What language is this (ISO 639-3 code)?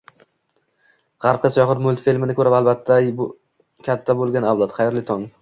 uzb